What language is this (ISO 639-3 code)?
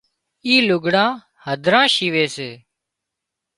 kxp